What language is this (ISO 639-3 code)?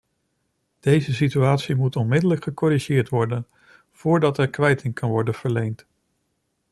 nld